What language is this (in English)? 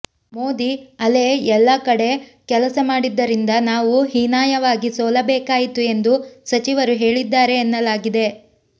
Kannada